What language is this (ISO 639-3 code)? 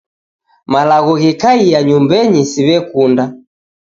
dav